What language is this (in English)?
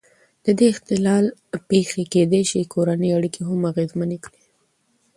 Pashto